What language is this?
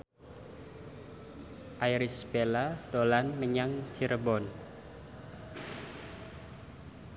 Javanese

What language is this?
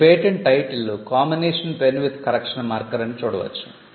Telugu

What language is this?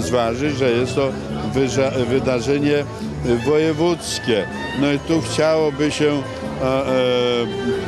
Polish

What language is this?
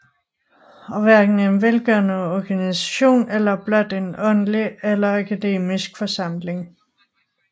Danish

